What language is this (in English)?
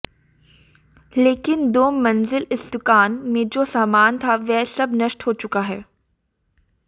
Hindi